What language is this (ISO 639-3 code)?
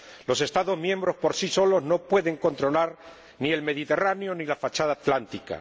spa